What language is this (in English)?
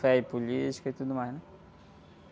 Portuguese